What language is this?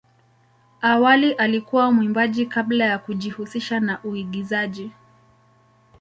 Swahili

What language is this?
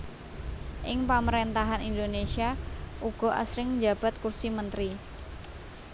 Javanese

